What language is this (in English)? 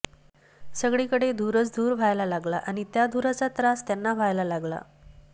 Marathi